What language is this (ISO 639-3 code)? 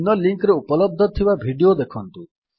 ori